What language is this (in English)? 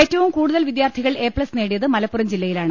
Malayalam